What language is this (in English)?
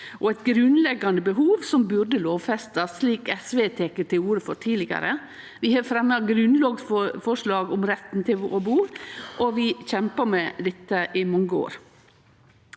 Norwegian